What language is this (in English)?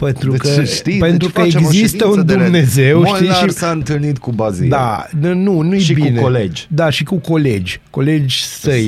Romanian